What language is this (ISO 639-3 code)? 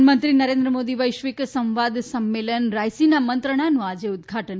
guj